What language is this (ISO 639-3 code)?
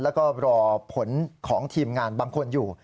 tha